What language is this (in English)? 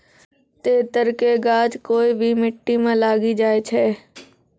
Maithili